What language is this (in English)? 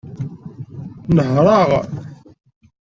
Kabyle